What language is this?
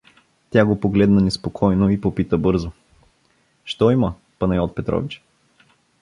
Bulgarian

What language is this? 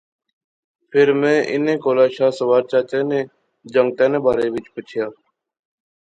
Pahari-Potwari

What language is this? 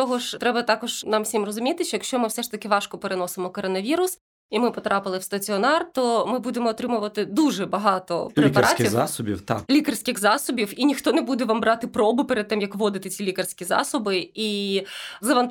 Ukrainian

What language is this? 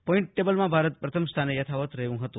Gujarati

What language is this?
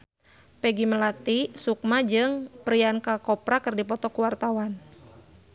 Sundanese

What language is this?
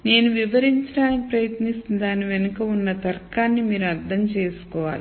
Telugu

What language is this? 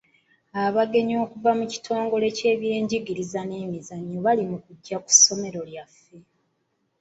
Ganda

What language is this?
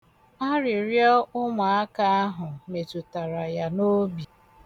Igbo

